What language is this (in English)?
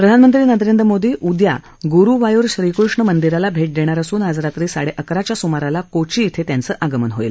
Marathi